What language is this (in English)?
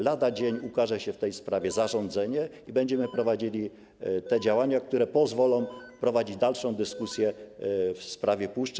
Polish